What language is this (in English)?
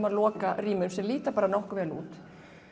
Icelandic